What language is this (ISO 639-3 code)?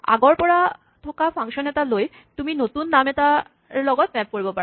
asm